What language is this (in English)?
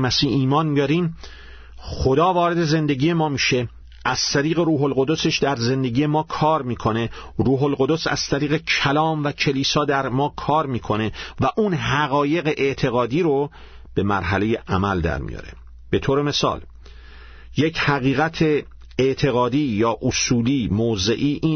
Persian